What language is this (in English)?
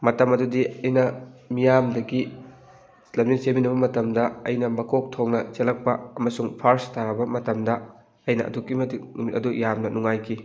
Manipuri